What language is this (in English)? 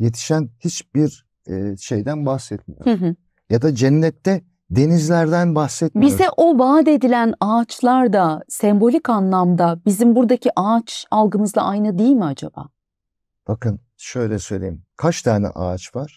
Turkish